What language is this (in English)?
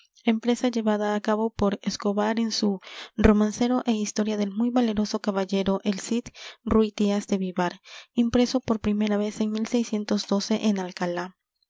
Spanish